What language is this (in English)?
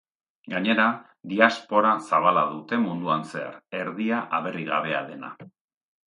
Basque